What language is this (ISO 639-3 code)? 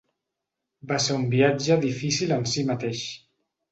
cat